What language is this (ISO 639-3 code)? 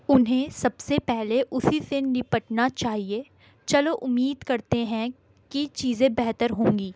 urd